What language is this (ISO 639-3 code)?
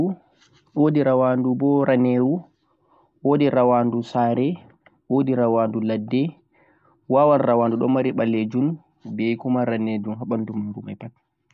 fuq